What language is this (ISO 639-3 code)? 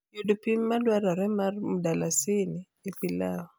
luo